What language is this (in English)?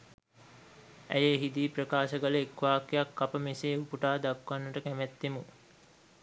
Sinhala